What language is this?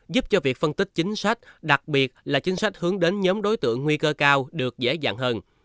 Vietnamese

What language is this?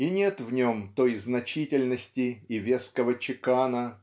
Russian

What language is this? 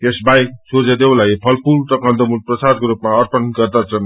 Nepali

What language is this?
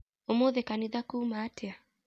Kikuyu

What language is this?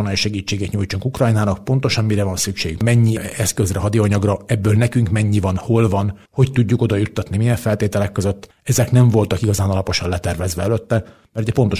Hungarian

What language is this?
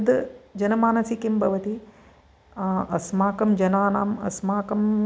Sanskrit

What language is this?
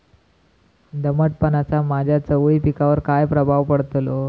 Marathi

